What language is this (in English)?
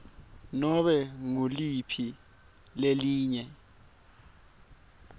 Swati